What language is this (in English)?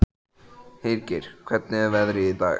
Icelandic